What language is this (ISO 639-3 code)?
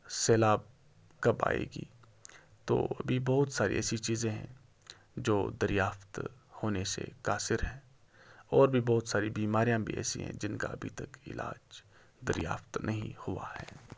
urd